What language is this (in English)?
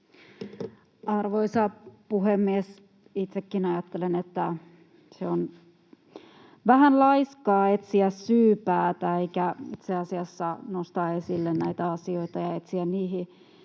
Finnish